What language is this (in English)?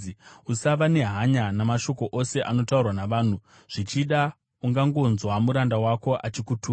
Shona